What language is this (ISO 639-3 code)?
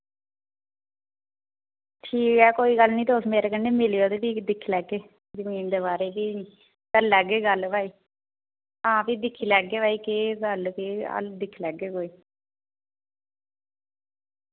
doi